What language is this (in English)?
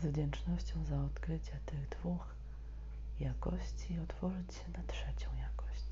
Polish